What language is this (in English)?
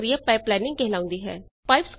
Punjabi